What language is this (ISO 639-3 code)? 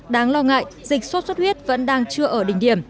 vie